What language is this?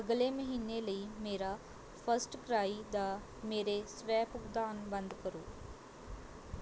Punjabi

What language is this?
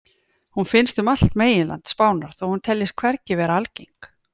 Icelandic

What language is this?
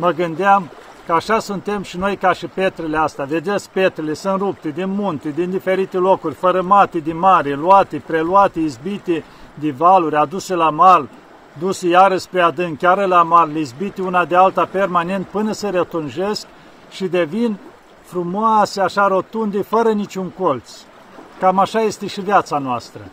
Romanian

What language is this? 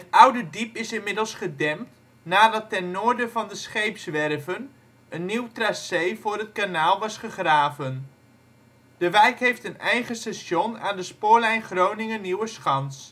Dutch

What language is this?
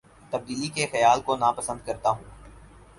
Urdu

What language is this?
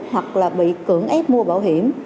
Vietnamese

